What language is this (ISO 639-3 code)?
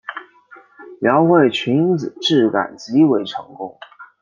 zho